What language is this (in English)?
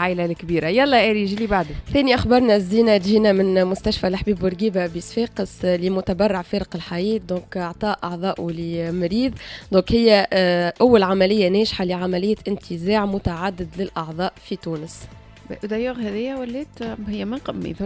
Arabic